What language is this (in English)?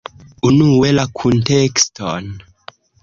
Esperanto